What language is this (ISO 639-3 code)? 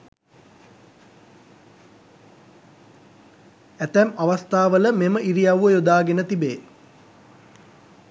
sin